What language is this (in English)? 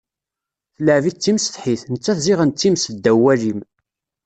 Kabyle